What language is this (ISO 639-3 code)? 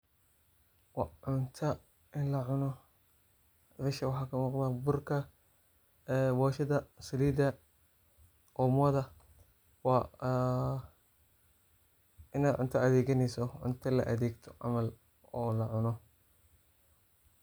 som